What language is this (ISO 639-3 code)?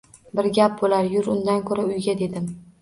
uzb